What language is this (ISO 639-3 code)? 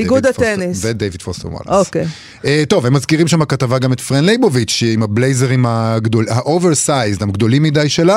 heb